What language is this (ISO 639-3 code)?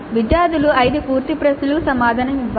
tel